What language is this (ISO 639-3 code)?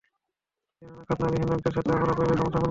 ben